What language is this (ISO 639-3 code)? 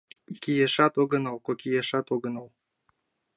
chm